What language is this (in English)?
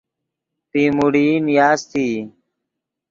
Yidgha